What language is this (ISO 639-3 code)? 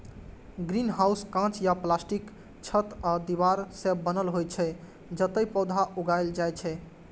mai